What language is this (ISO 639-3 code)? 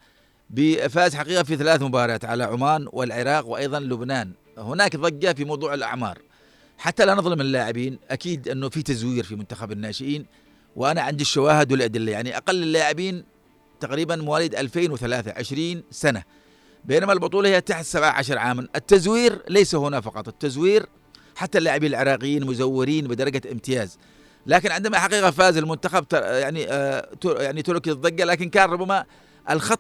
ara